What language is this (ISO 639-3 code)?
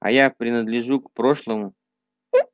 rus